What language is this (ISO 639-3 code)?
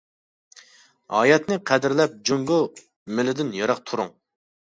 uig